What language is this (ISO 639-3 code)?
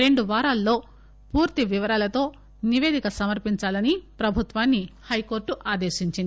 tel